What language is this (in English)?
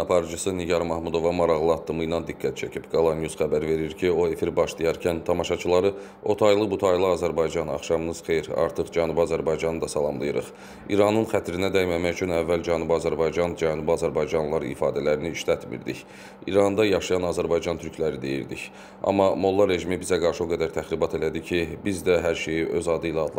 Turkish